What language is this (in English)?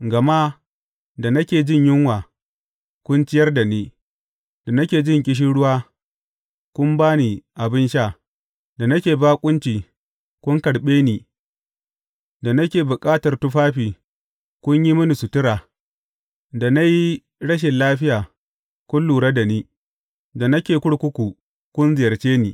Hausa